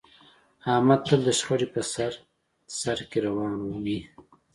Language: Pashto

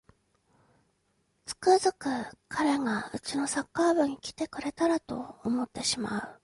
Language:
Japanese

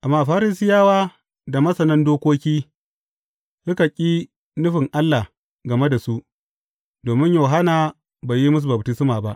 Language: Hausa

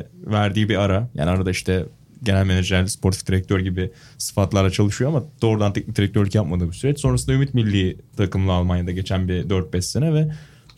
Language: Turkish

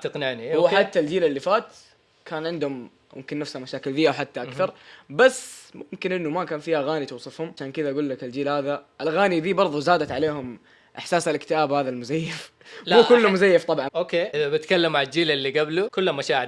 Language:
Arabic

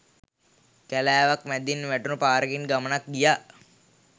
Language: Sinhala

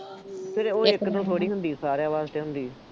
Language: Punjabi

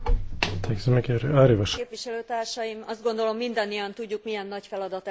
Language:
Hungarian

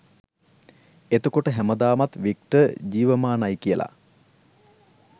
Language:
Sinhala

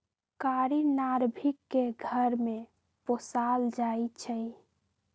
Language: Magahi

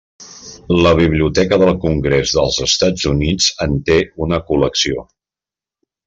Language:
Catalan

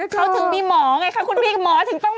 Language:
Thai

